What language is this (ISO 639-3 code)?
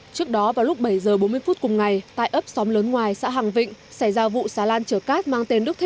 vie